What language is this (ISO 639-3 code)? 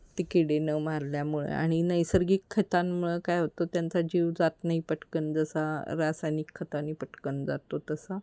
mar